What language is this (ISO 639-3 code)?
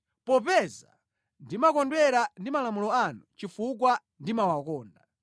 nya